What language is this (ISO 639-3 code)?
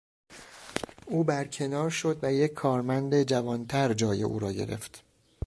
fas